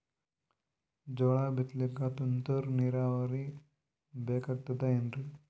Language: Kannada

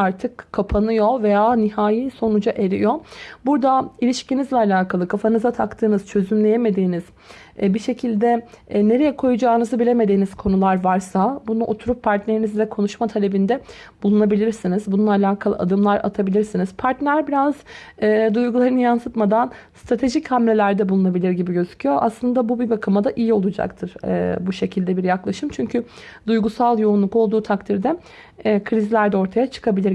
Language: Turkish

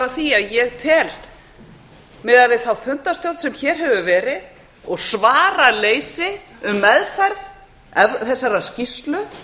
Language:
Icelandic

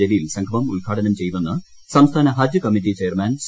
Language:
Malayalam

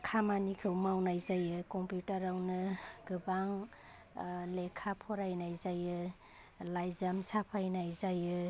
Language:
Bodo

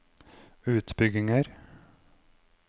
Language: Norwegian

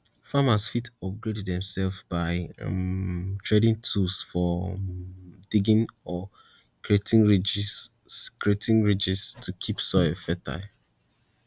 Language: Nigerian Pidgin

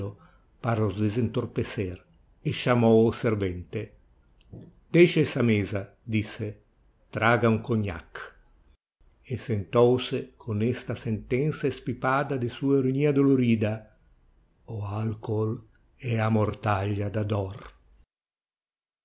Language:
Portuguese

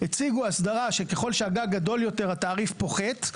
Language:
Hebrew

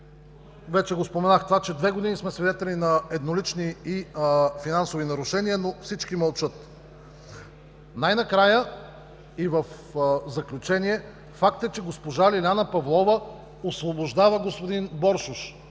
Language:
Bulgarian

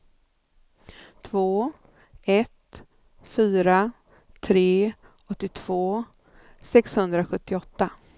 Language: Swedish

